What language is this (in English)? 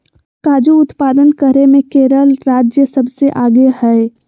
Magahi